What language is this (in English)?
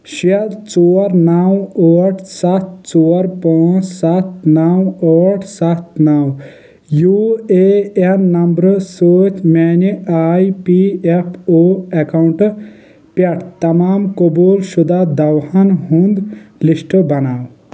Kashmiri